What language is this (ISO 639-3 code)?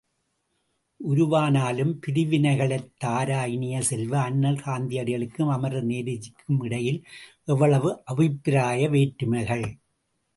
tam